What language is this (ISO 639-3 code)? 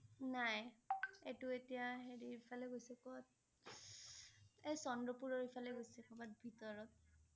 asm